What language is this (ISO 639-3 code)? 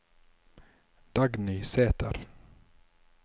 nor